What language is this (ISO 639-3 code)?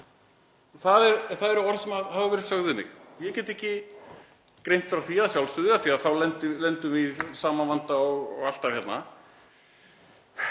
isl